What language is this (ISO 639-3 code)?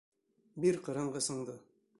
bak